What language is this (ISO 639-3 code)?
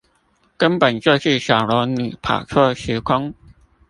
zho